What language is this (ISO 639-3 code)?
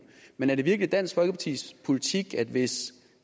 dan